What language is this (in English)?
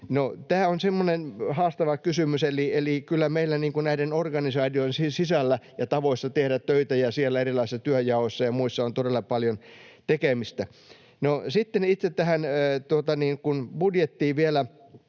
Finnish